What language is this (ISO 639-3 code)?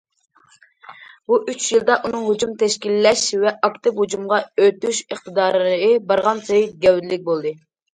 uig